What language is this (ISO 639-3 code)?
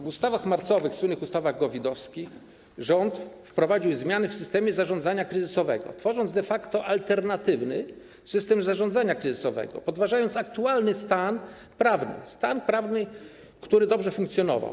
pol